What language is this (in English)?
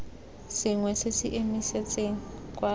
Tswana